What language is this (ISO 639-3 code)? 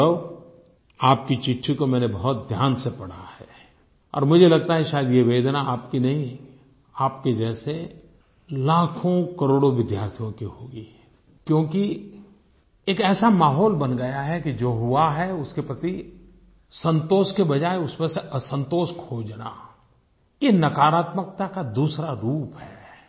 hin